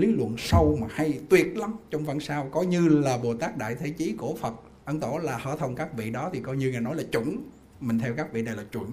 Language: Vietnamese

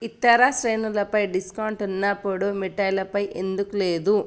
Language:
Telugu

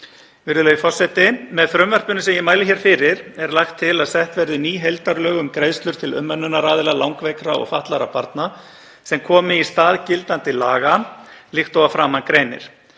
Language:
Icelandic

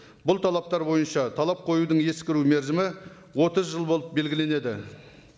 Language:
Kazakh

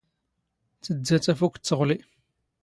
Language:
Standard Moroccan Tamazight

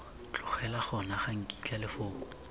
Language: Tswana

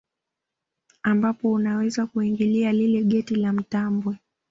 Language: Swahili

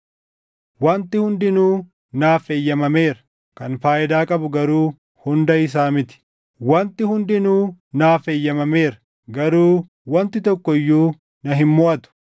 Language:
Oromo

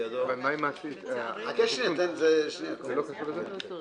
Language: Hebrew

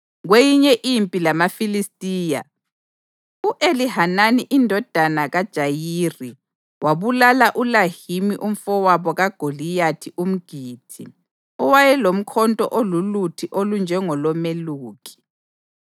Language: North Ndebele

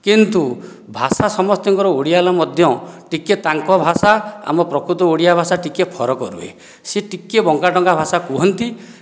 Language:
Odia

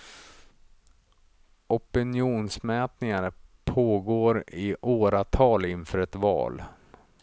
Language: Swedish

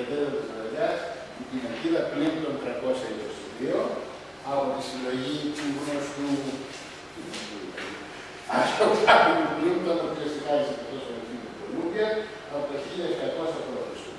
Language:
Greek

